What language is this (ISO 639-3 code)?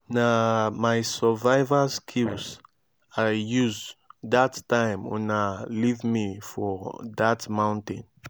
pcm